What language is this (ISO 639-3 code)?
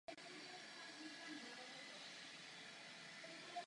ces